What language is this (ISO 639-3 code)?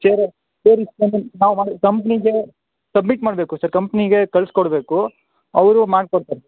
kan